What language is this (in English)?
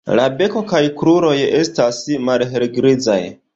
Esperanto